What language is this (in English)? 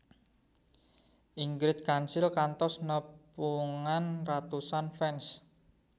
Sundanese